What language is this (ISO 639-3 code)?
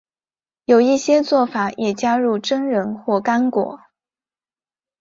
zho